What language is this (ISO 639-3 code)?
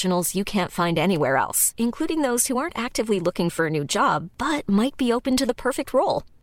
ita